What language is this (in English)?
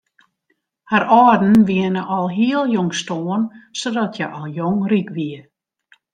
Western Frisian